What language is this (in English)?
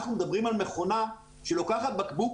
Hebrew